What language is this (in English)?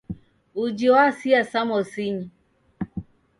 Taita